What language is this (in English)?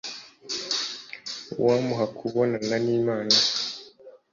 Kinyarwanda